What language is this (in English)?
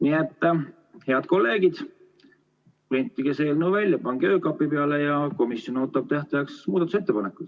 Estonian